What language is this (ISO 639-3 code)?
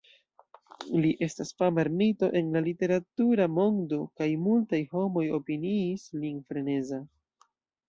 epo